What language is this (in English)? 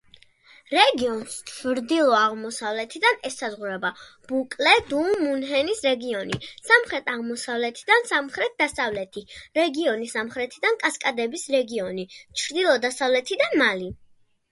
Georgian